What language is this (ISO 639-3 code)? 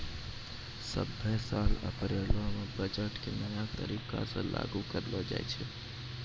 mai